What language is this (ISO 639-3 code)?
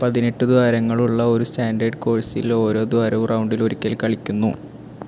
mal